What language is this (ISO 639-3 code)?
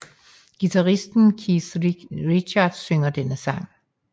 dan